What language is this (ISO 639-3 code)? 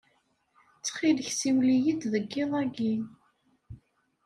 kab